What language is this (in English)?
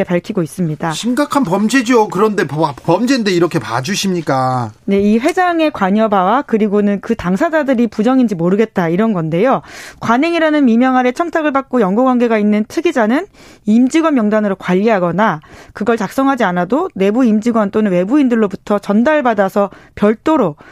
Korean